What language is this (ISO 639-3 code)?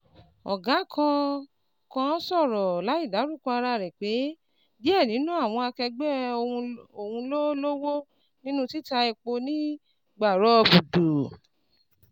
yor